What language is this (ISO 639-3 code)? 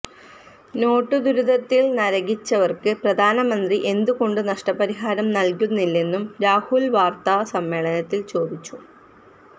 mal